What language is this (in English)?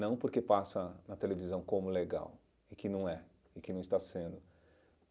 Portuguese